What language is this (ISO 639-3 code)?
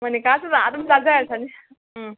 mni